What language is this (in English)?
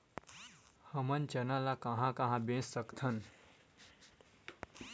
Chhattisgarhi